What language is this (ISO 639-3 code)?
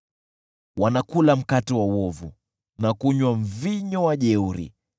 swa